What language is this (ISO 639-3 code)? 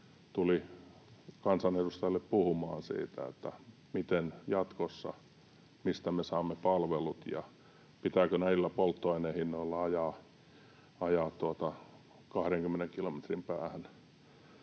fin